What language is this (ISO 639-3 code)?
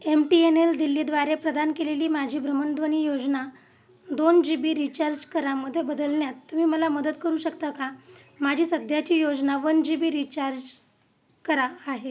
mar